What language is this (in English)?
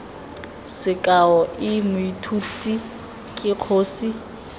Tswana